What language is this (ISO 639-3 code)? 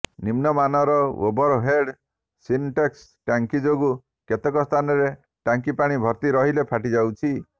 ori